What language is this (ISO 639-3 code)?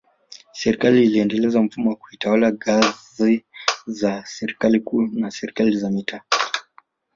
swa